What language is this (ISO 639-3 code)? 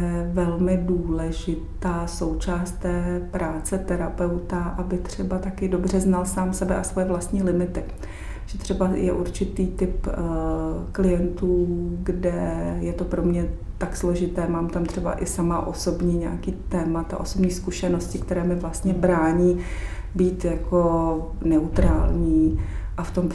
ces